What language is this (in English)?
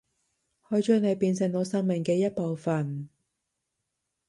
Cantonese